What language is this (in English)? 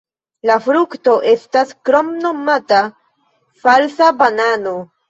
Esperanto